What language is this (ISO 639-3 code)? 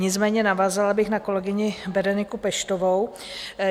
ces